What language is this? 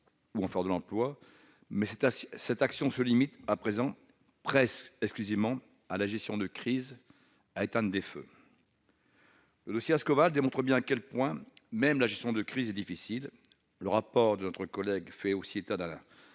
French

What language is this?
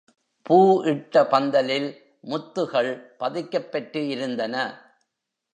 Tamil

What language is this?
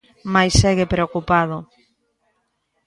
Galician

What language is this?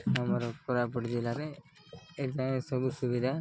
Odia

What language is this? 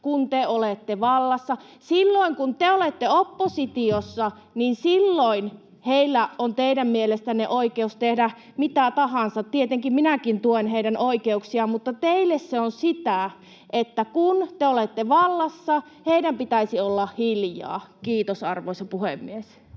Finnish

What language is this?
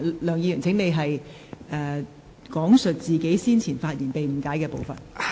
Cantonese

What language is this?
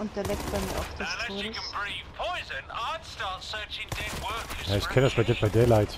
German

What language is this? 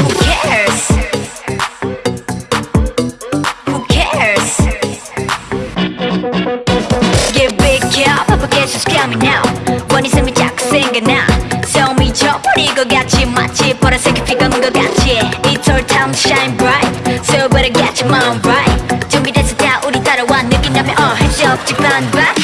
Vietnamese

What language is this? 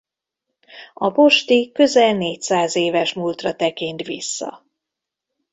Hungarian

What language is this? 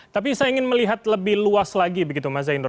Indonesian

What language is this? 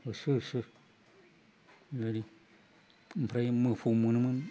Bodo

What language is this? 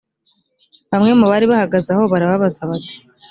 Kinyarwanda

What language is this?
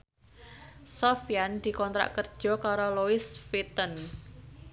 Javanese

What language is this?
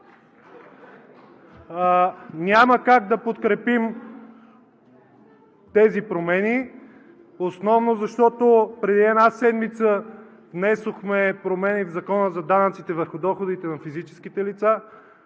Bulgarian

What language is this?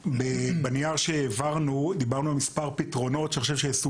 Hebrew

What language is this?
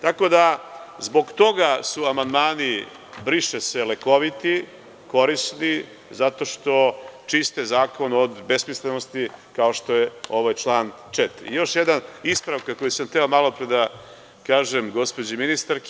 Serbian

